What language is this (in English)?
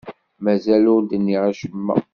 Kabyle